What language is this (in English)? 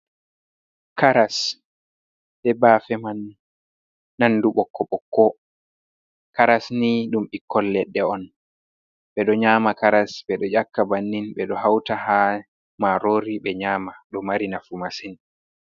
Fula